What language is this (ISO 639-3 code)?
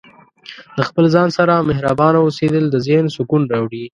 pus